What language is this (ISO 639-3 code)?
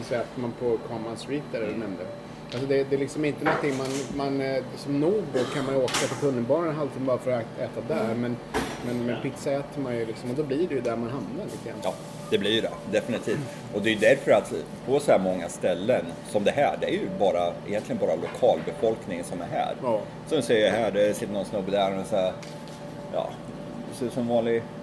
swe